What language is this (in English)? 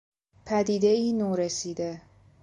Persian